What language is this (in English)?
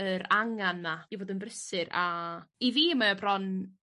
Welsh